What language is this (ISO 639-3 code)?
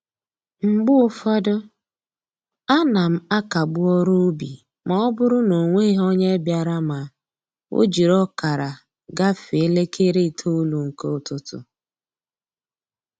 ibo